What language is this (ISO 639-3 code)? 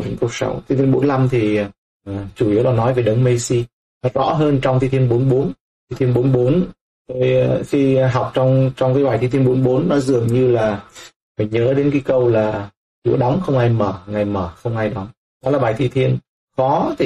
vie